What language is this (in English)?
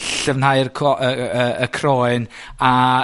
Welsh